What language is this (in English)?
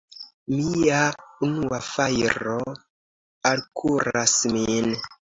Esperanto